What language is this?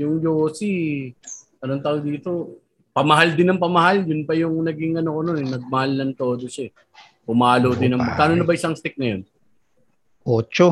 Filipino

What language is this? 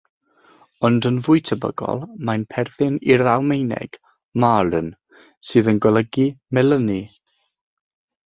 Welsh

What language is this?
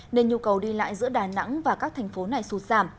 Vietnamese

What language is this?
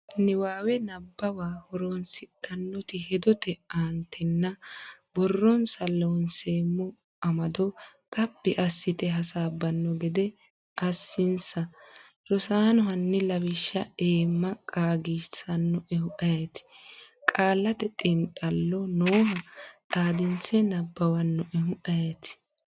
Sidamo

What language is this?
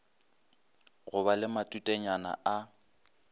Northern Sotho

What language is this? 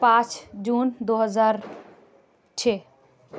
Urdu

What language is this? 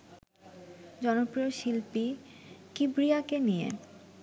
Bangla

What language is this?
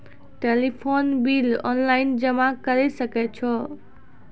Maithili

